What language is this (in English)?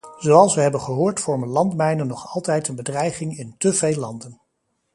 Dutch